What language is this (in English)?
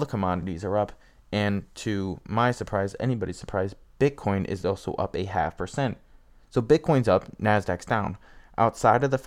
English